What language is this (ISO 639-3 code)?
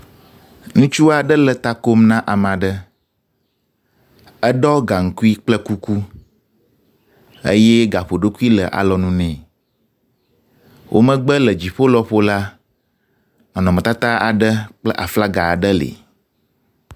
ewe